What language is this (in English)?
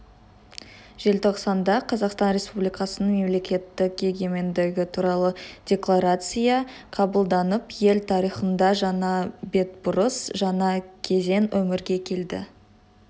Kazakh